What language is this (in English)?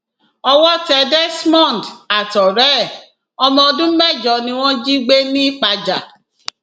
Yoruba